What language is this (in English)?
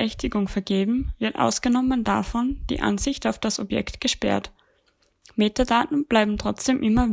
German